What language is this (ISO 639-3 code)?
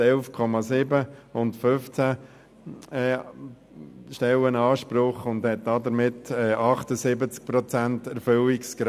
gsw